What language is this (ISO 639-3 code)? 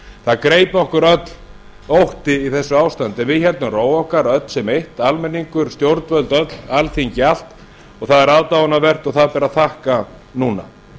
isl